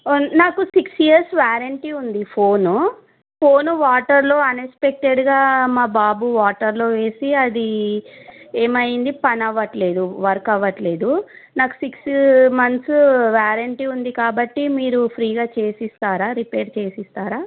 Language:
Telugu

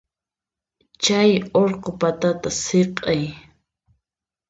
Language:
Puno Quechua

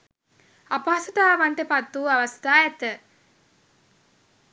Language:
Sinhala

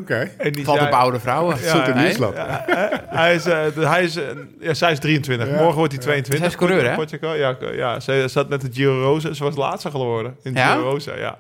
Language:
Dutch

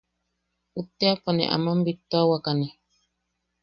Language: Yaqui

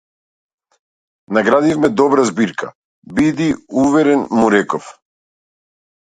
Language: Macedonian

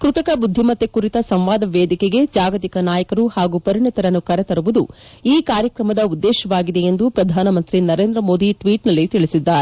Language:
Kannada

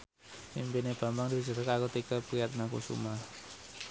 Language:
Javanese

